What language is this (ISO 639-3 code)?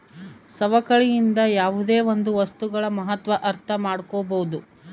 kan